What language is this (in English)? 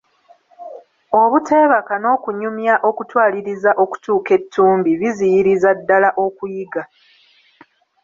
Ganda